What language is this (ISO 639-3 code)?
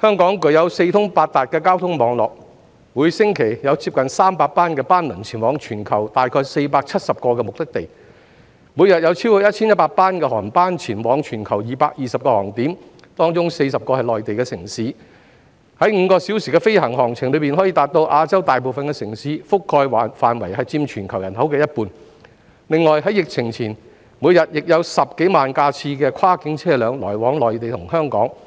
yue